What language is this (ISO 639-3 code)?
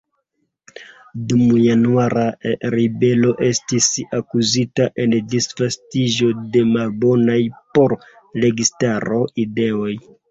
epo